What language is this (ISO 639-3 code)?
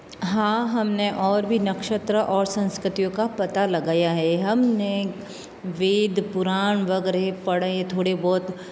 hin